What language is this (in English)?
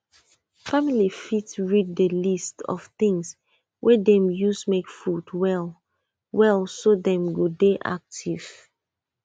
Nigerian Pidgin